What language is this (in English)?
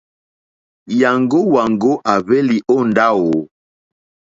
Mokpwe